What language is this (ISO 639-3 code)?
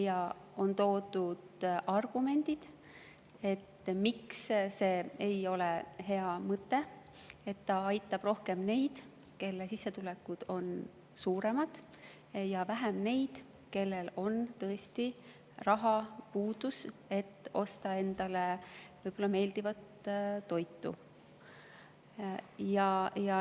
est